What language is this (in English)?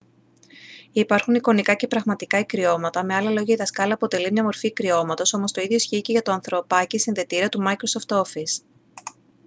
Greek